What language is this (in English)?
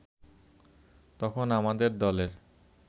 Bangla